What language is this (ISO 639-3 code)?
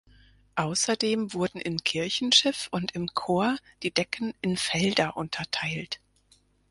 deu